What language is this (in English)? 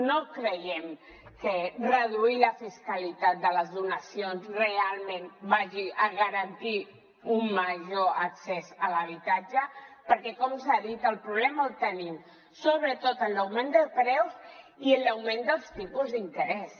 Catalan